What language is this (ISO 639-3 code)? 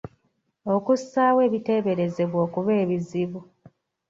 lug